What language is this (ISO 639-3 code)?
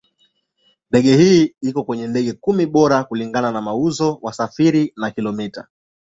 swa